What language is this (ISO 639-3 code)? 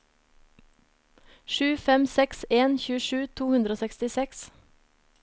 nor